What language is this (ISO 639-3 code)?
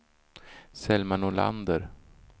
swe